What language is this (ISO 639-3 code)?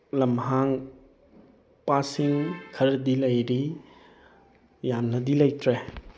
mni